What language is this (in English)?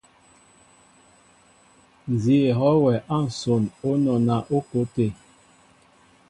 Mbo (Cameroon)